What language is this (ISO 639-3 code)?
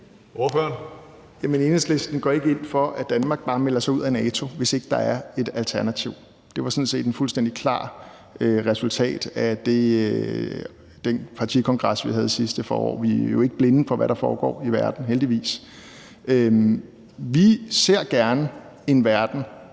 dan